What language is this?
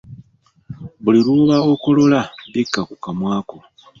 Ganda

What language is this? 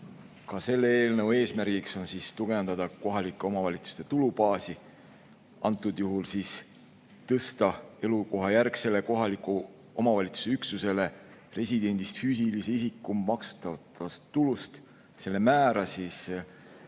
Estonian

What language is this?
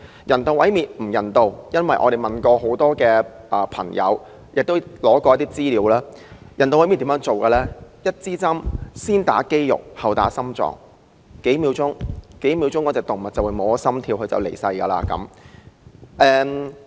Cantonese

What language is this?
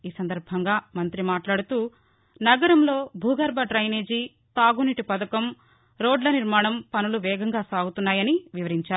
Telugu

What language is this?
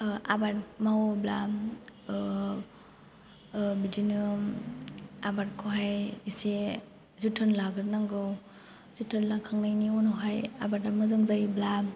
Bodo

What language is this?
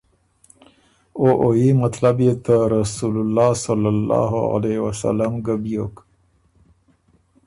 Ormuri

